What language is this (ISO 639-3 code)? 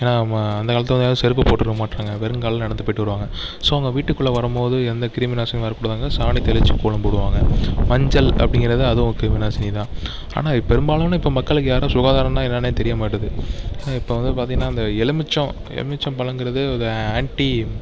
tam